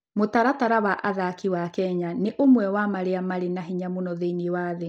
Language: Kikuyu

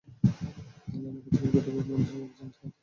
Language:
Bangla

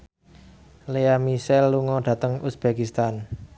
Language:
Javanese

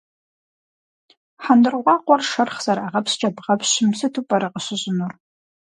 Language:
Kabardian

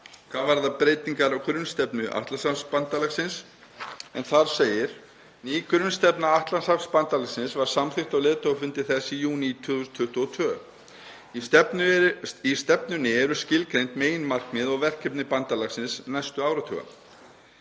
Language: Icelandic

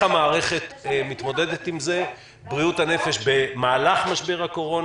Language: Hebrew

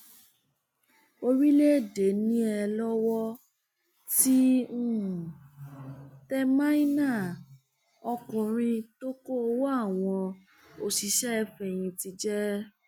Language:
Yoruba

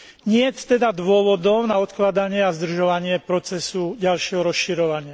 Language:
Slovak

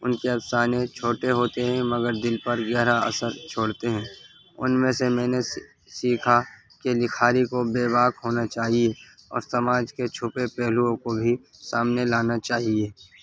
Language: Urdu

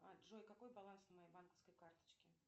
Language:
Russian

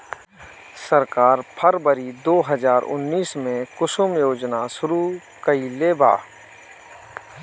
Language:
Bhojpuri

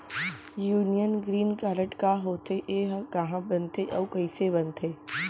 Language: Chhattisgarhi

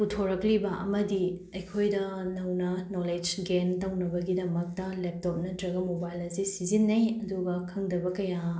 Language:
Manipuri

